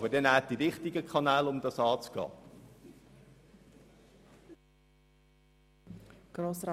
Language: Swiss German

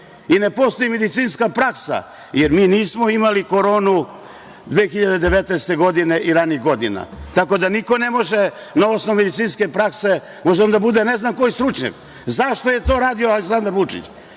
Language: Serbian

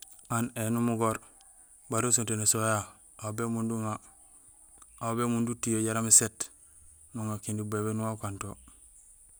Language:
Gusilay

